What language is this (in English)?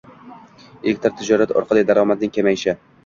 Uzbek